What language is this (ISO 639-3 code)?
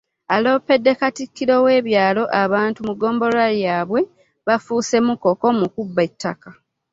lug